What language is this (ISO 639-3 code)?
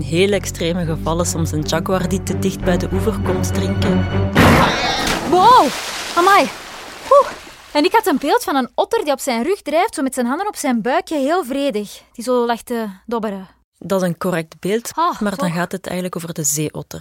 nld